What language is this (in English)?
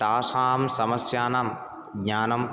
Sanskrit